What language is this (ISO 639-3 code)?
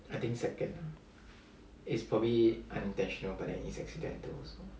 eng